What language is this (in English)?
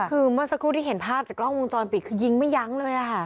Thai